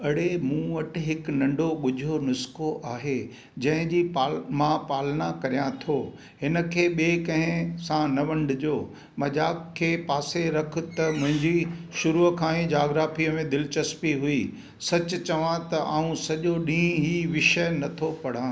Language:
Sindhi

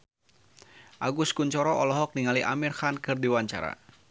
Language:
Sundanese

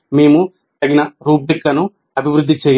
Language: Telugu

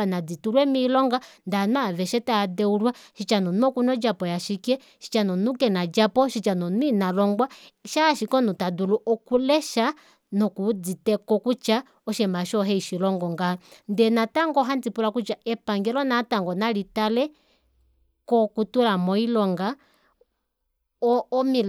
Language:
Kuanyama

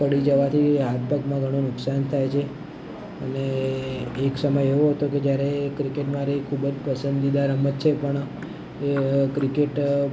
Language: Gujarati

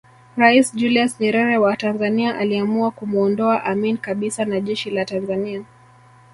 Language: Swahili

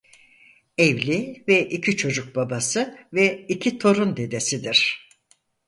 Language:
Turkish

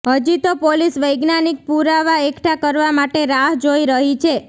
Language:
Gujarati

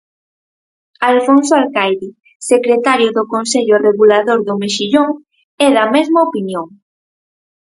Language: Galician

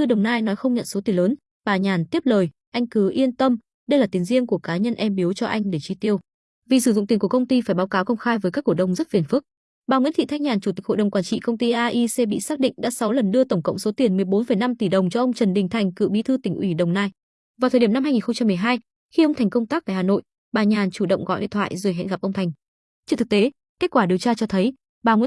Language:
Vietnamese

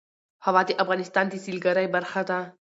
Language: Pashto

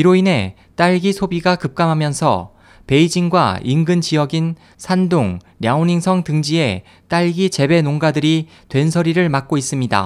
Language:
Korean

